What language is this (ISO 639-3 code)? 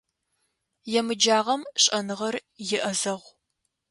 ady